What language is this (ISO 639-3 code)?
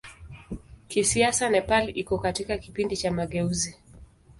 swa